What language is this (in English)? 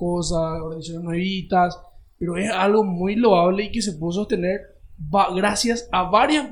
Spanish